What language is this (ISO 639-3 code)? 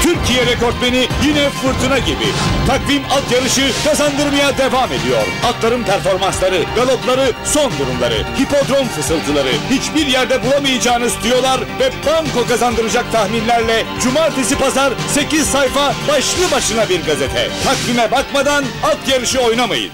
tur